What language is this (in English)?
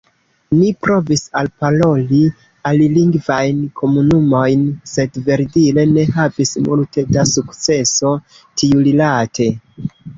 Esperanto